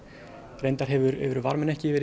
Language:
Icelandic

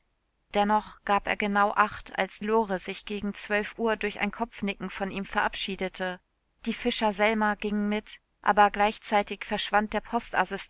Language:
German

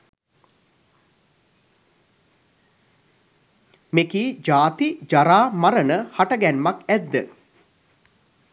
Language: Sinhala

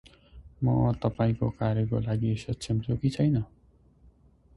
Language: Nepali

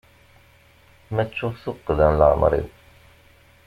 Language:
Kabyle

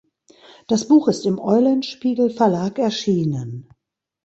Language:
German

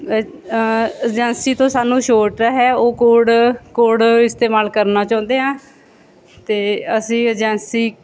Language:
Punjabi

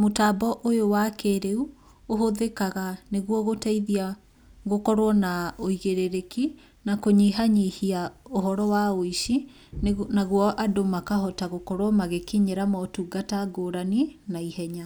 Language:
Kikuyu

